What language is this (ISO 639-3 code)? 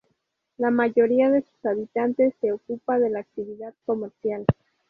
spa